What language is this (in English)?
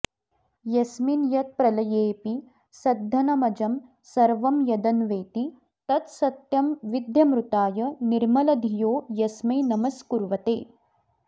Sanskrit